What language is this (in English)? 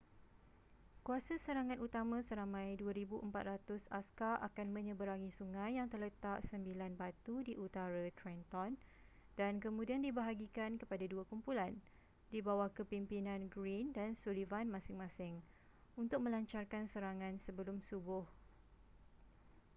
Malay